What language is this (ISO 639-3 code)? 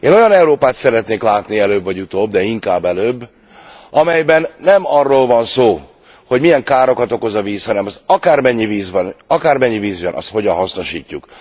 hun